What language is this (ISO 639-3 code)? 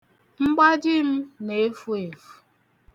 ibo